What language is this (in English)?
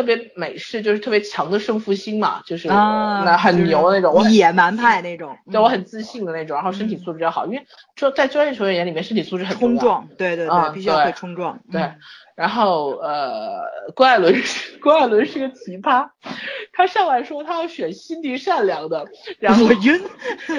Chinese